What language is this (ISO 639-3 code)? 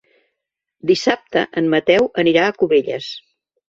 cat